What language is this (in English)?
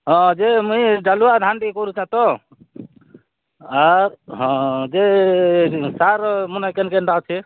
Odia